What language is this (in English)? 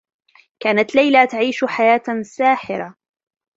Arabic